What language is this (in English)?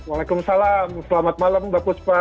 Indonesian